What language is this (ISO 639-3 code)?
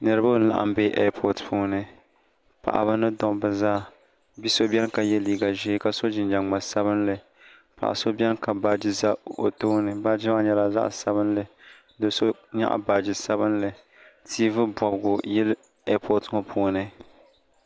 dag